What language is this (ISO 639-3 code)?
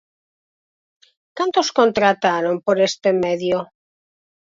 glg